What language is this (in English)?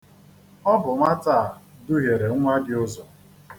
Igbo